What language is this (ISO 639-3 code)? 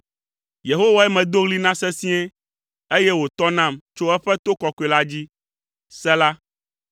ewe